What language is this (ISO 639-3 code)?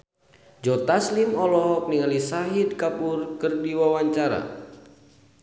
sun